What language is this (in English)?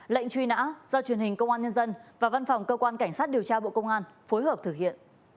Vietnamese